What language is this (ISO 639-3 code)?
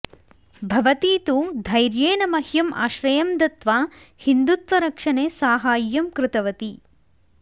san